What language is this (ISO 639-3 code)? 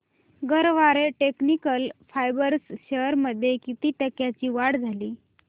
mar